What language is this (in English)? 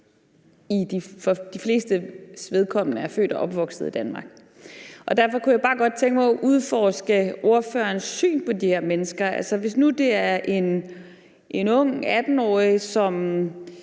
Danish